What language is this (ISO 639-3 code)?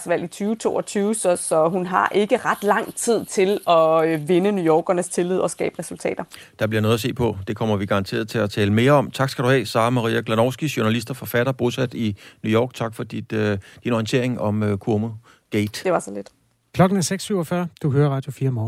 dan